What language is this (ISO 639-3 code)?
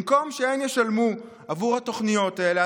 heb